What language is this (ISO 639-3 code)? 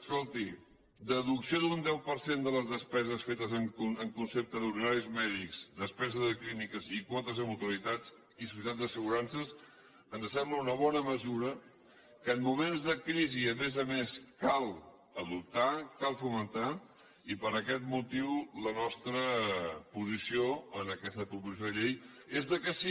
cat